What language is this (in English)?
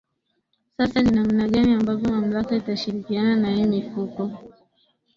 Swahili